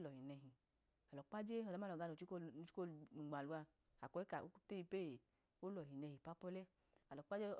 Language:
Idoma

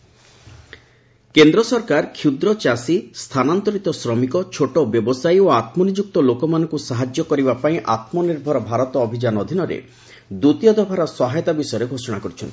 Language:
Odia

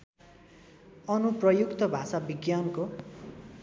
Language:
Nepali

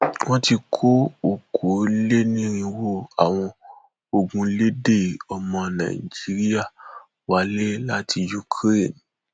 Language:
Yoruba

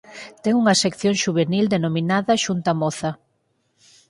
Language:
Galician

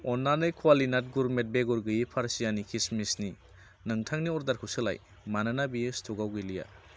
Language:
Bodo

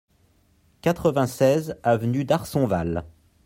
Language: French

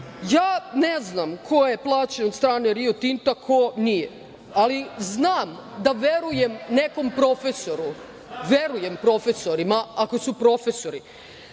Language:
Serbian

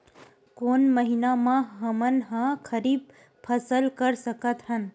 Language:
Chhattisgarhi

